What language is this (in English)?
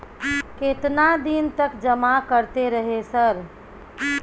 Maithili